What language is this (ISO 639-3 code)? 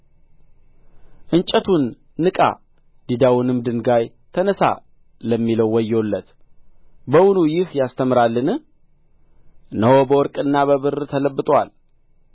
amh